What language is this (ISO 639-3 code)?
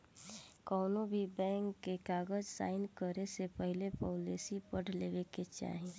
bho